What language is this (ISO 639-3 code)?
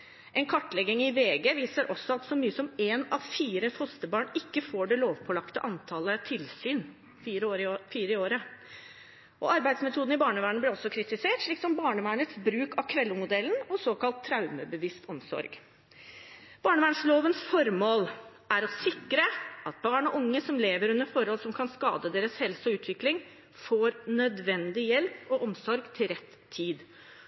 nob